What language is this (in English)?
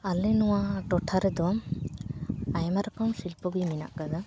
Santali